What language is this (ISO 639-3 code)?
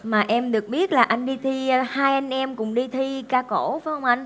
vie